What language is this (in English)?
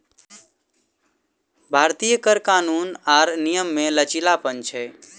Maithili